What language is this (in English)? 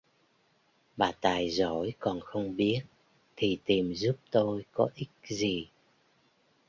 Vietnamese